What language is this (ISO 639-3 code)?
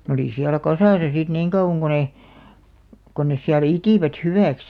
fin